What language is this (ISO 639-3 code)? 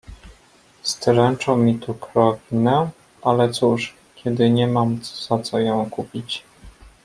pol